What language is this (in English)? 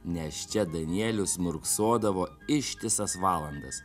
Lithuanian